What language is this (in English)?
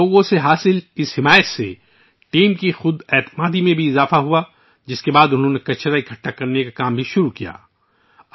Urdu